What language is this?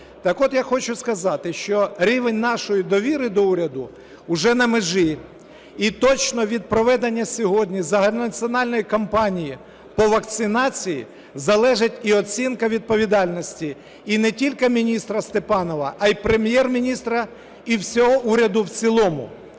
Ukrainian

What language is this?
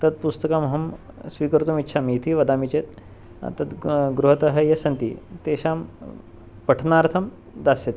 Sanskrit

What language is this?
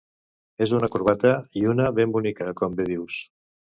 Catalan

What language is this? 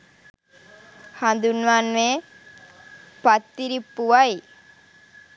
Sinhala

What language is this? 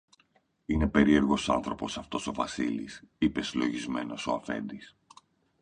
Greek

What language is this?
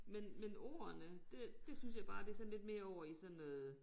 Danish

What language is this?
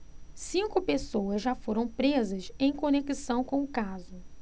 Portuguese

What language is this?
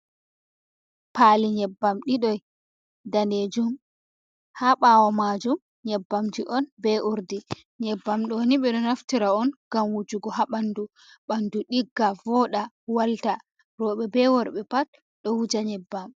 Fula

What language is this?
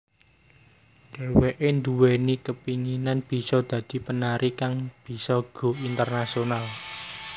Javanese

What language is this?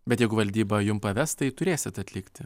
Lithuanian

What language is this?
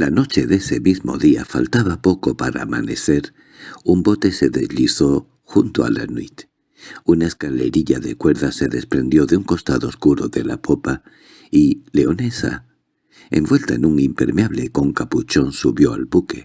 Spanish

